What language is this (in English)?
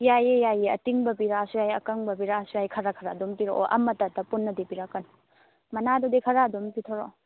Manipuri